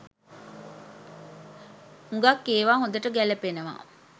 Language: Sinhala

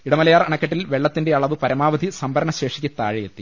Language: Malayalam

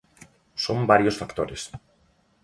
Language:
Galician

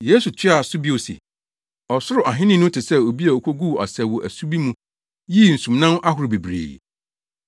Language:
Akan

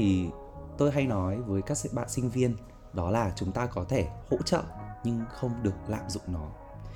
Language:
Vietnamese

